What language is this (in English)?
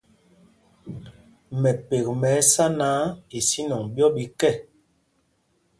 Mpumpong